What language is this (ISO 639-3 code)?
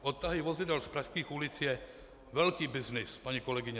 ces